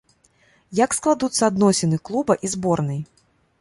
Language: Belarusian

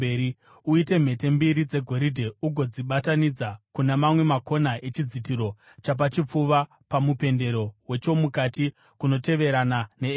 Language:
Shona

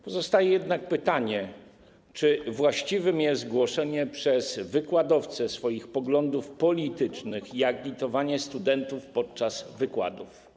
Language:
Polish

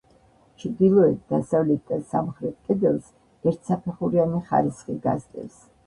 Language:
Georgian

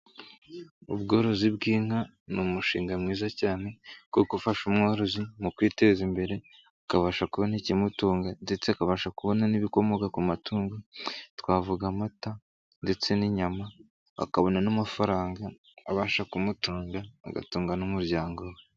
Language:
Kinyarwanda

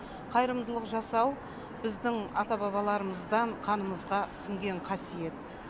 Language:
Kazakh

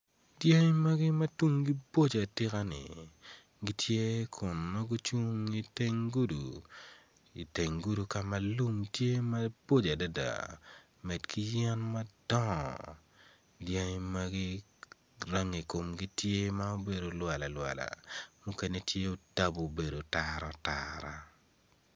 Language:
Acoli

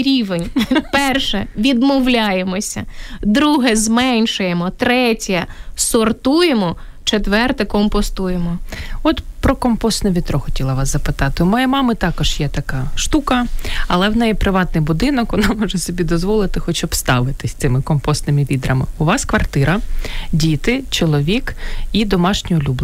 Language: Ukrainian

